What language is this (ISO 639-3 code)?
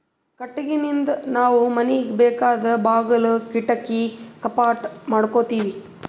kan